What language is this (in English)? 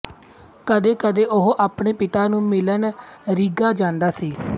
Punjabi